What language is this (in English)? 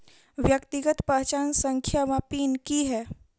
Maithili